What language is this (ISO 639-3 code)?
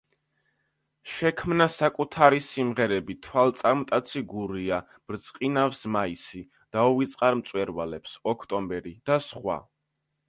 kat